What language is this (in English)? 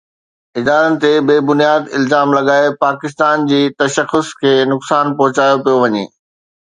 Sindhi